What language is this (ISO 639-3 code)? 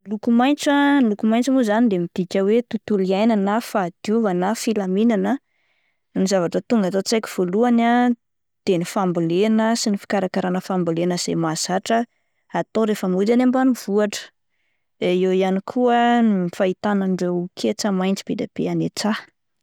mlg